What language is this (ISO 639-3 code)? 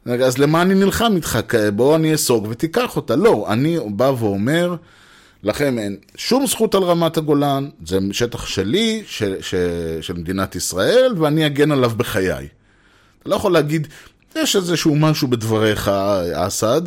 heb